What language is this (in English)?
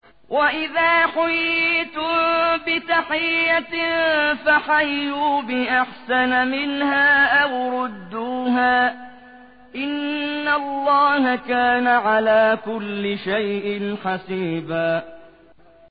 Arabic